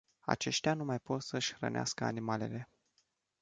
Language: Romanian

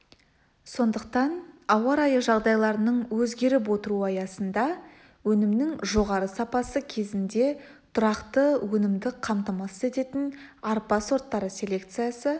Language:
Kazakh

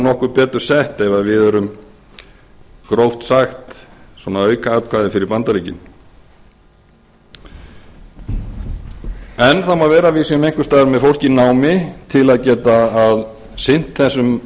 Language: Icelandic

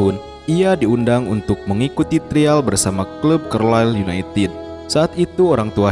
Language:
Indonesian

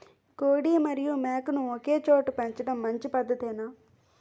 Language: Telugu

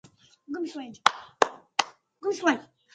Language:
Arabic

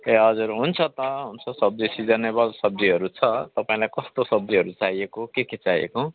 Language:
Nepali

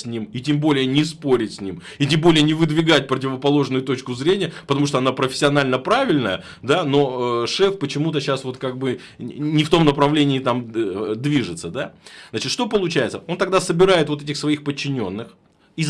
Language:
Russian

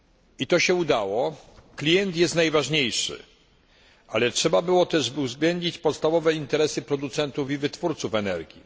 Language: Polish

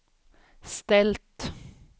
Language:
Swedish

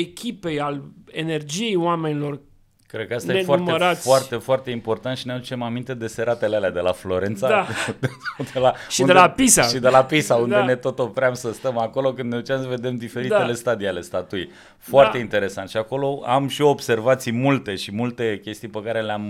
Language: Romanian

